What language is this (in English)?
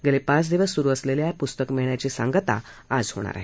Marathi